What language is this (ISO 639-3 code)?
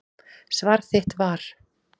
isl